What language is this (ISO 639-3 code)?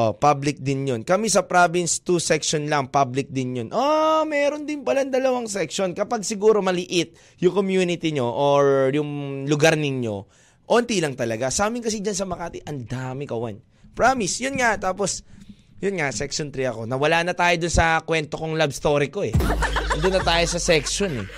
fil